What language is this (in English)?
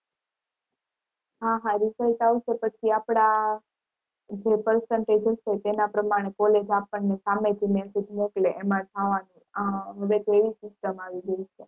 Gujarati